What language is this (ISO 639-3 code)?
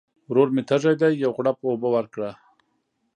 pus